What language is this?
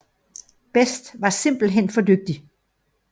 Danish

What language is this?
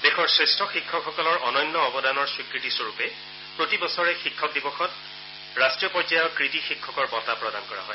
Assamese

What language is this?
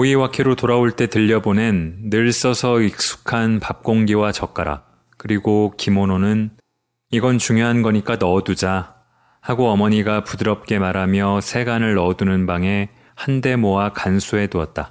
Korean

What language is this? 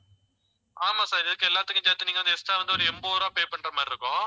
Tamil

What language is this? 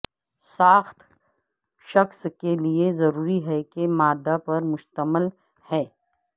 Urdu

